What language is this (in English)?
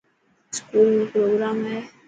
Dhatki